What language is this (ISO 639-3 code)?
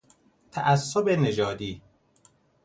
fas